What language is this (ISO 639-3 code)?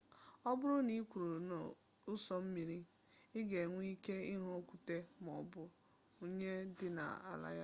ibo